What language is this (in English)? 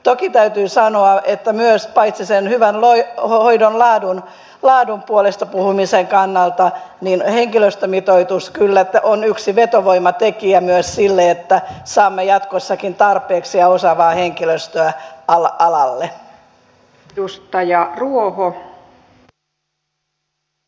Finnish